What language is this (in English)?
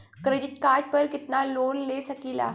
Bhojpuri